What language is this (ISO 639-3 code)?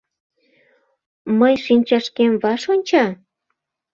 chm